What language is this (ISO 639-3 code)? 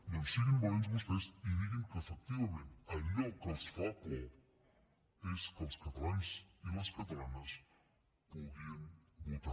cat